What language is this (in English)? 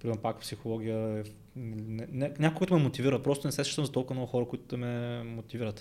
Bulgarian